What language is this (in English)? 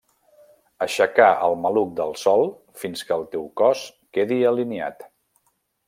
Catalan